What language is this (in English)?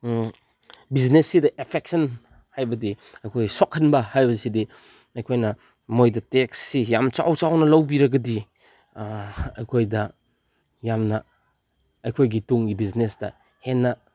Manipuri